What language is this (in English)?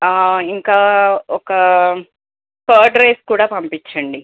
Telugu